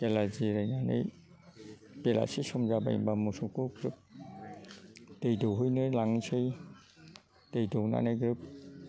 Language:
Bodo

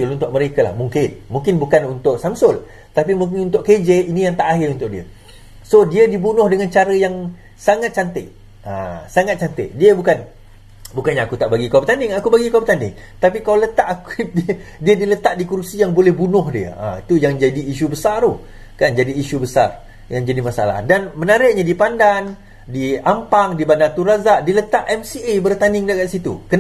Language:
Malay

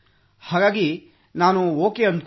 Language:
Kannada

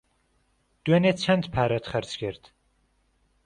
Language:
Central Kurdish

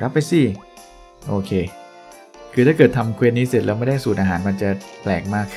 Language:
Thai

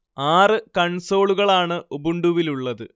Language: Malayalam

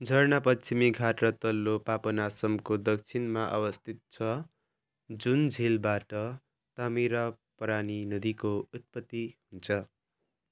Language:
Nepali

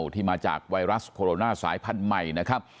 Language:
Thai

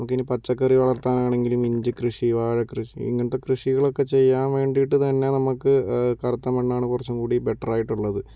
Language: Malayalam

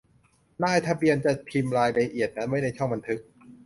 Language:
Thai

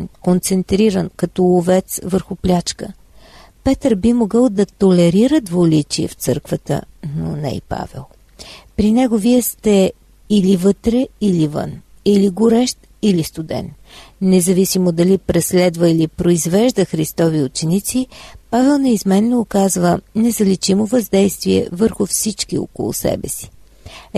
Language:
Bulgarian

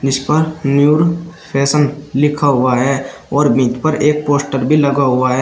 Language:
Hindi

